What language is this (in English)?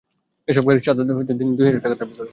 Bangla